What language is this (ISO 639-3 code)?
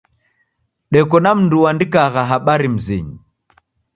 dav